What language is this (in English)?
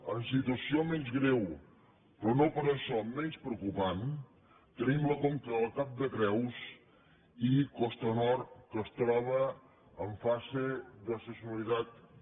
Catalan